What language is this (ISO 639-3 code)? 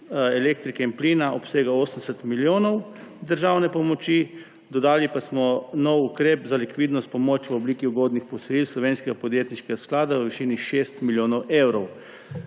slv